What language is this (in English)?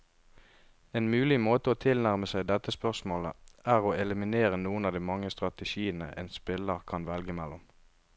Norwegian